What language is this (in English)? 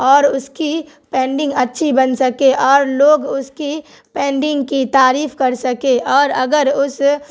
Urdu